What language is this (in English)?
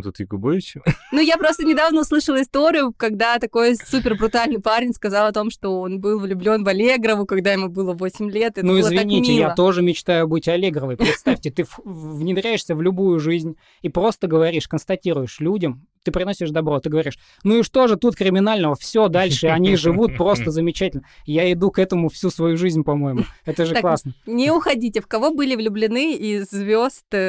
Russian